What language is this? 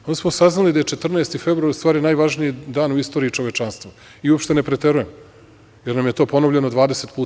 Serbian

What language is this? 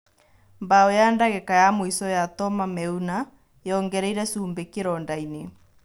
Kikuyu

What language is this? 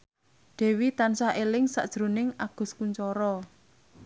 Javanese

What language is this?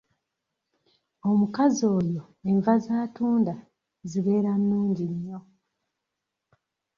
Ganda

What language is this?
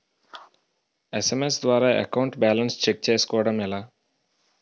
Telugu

